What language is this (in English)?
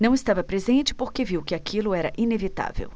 Portuguese